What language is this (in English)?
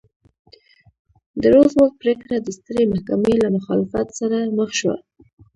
Pashto